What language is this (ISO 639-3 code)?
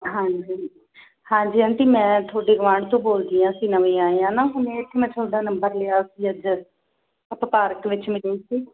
pan